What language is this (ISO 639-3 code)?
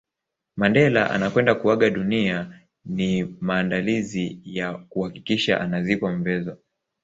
swa